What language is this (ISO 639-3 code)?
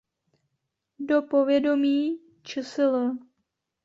ces